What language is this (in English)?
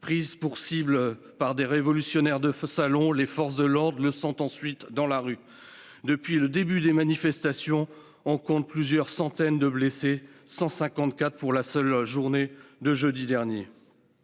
French